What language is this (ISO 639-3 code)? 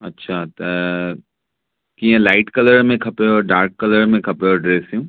snd